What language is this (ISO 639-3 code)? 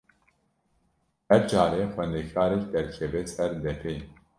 kur